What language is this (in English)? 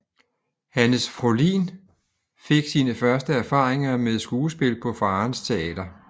Danish